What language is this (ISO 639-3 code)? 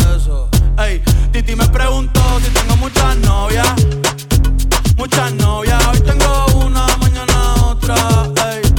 ita